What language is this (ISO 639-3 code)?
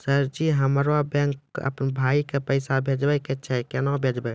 mai